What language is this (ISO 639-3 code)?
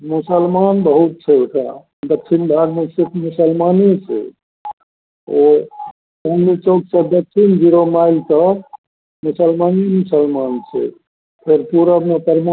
mai